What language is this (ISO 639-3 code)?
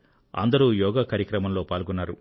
tel